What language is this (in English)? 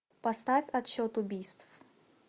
Russian